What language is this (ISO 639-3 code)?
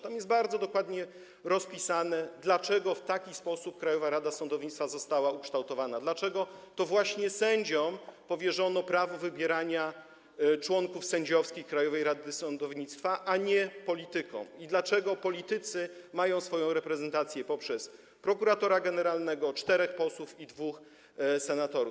pol